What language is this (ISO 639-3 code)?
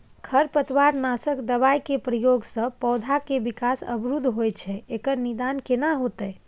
mai